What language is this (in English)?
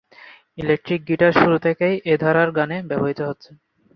Bangla